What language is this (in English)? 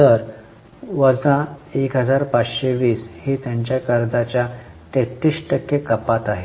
Marathi